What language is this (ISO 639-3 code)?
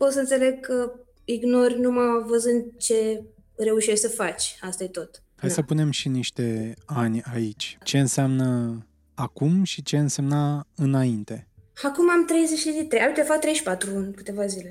ron